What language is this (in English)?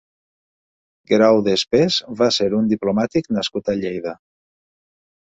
Catalan